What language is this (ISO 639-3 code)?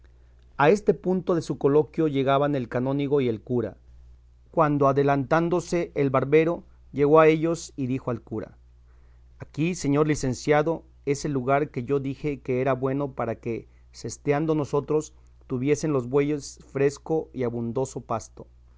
spa